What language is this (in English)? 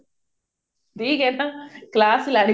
Punjabi